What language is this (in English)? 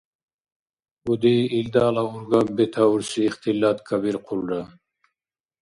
Dargwa